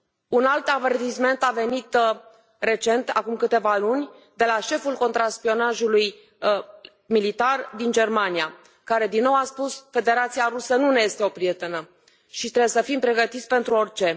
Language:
Romanian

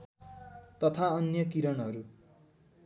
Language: Nepali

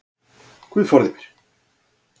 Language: Icelandic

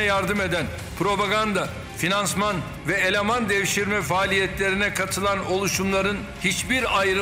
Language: Turkish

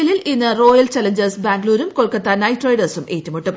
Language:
Malayalam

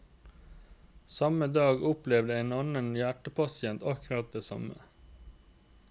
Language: Norwegian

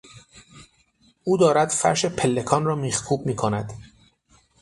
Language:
Persian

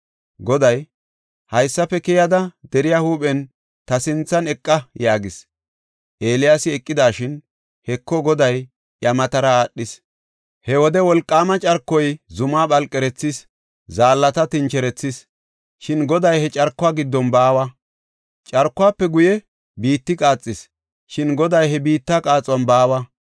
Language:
Gofa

